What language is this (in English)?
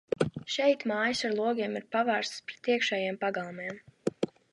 Latvian